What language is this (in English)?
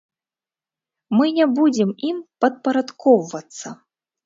Belarusian